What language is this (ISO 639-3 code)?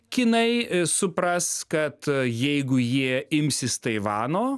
lit